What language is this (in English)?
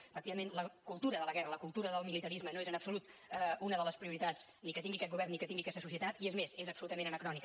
Catalan